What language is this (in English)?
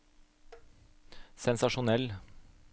Norwegian